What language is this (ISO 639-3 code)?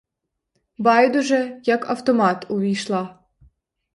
ukr